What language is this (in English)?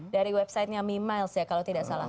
Indonesian